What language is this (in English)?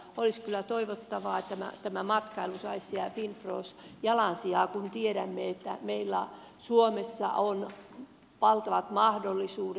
Finnish